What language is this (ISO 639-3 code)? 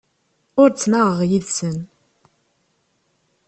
kab